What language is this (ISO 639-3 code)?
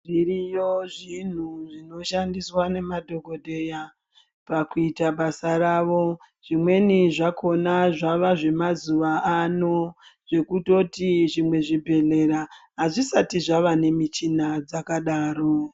ndc